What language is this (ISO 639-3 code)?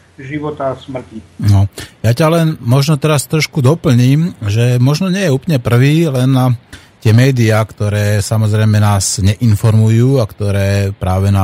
slk